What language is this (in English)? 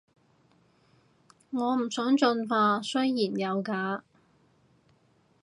Cantonese